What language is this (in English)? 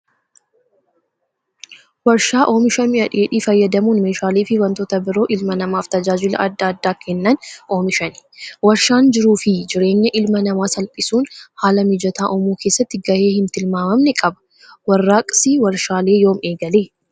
Oromo